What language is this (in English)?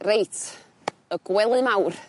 Welsh